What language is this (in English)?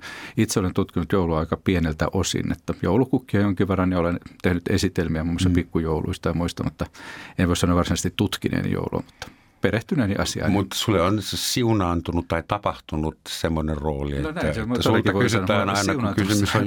Finnish